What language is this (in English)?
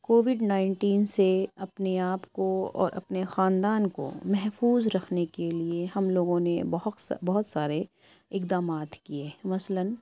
Urdu